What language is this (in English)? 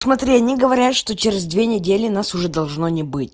Russian